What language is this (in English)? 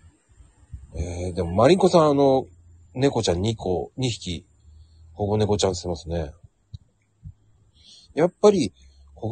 Japanese